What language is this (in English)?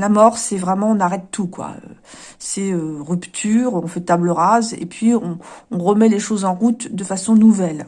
French